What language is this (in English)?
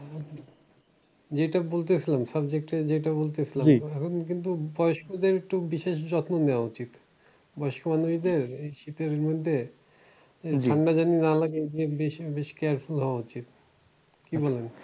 Bangla